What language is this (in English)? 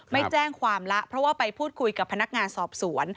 Thai